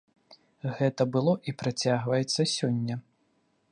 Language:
Belarusian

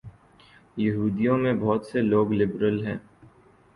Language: Urdu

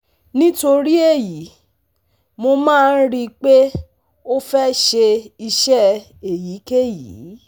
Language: Yoruba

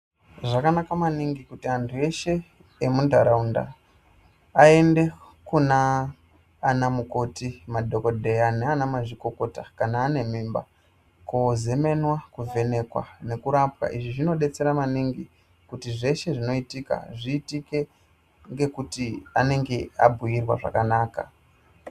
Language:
Ndau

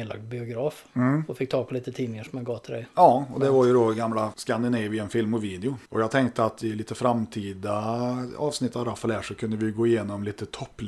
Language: Swedish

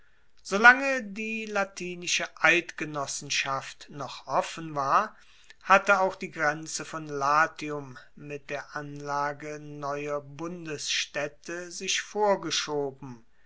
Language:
German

